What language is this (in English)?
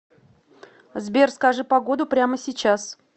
Russian